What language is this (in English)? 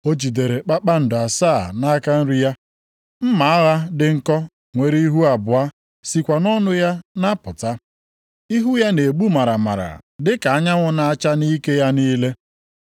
Igbo